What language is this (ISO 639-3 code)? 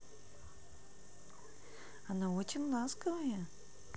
rus